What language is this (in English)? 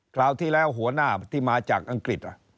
Thai